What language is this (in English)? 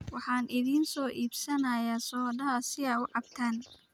Somali